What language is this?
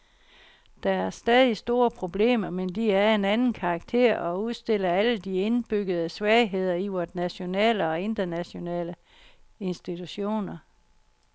Danish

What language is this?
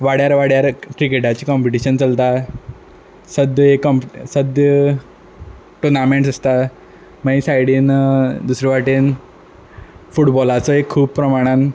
Konkani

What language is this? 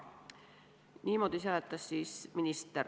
Estonian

